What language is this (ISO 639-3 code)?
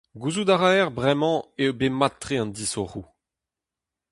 bre